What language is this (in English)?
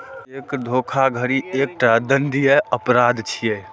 Maithili